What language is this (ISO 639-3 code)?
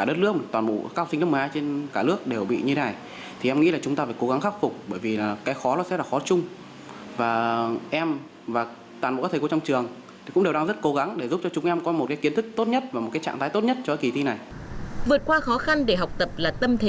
vie